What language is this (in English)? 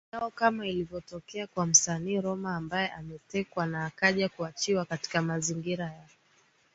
Swahili